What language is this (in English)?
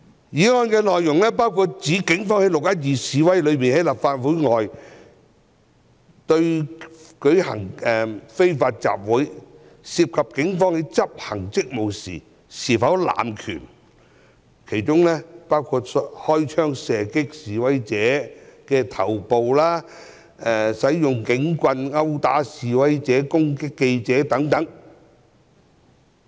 Cantonese